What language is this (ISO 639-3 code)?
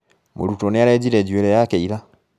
kik